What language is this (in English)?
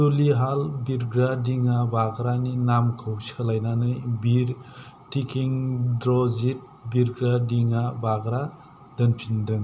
Bodo